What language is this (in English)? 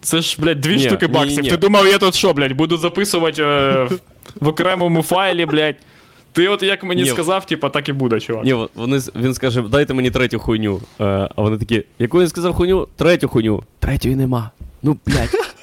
Ukrainian